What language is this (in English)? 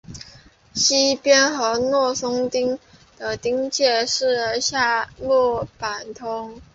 Chinese